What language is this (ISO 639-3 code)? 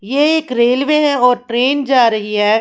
hin